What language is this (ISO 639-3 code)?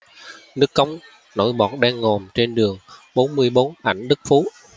vie